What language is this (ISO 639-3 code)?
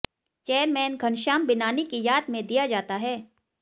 hin